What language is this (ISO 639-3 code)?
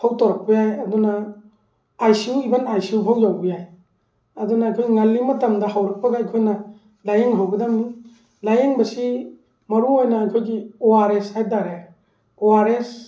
mni